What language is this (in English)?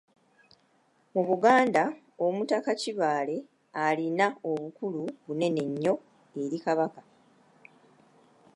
Ganda